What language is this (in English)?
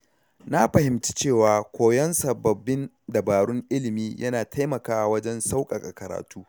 Hausa